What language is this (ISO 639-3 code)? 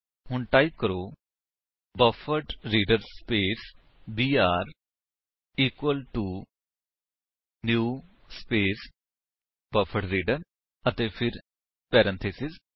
pan